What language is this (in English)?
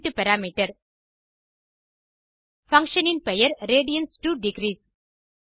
Tamil